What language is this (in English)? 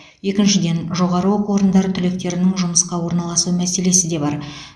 Kazakh